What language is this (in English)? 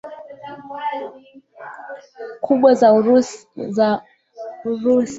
Swahili